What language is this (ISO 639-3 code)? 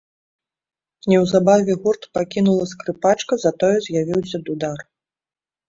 bel